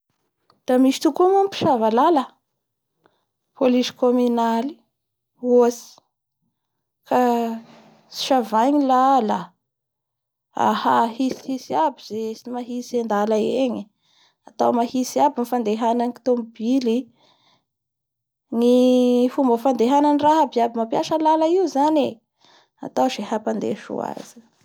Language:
Bara Malagasy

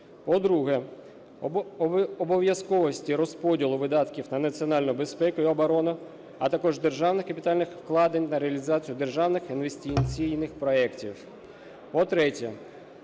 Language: Ukrainian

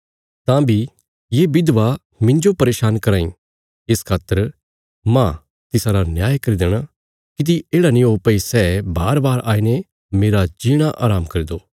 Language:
Bilaspuri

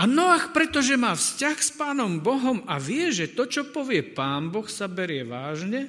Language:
Slovak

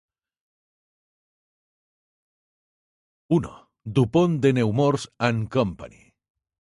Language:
Spanish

